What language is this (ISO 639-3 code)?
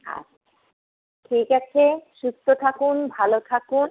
ben